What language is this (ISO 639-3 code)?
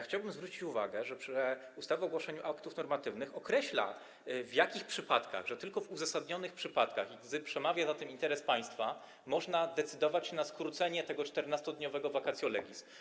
pol